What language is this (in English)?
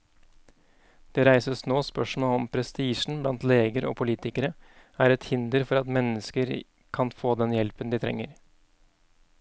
Norwegian